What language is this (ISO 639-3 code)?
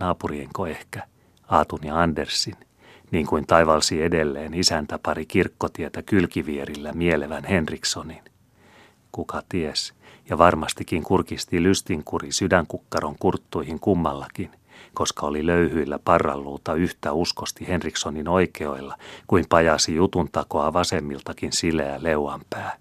fin